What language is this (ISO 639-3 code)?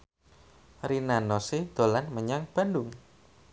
jav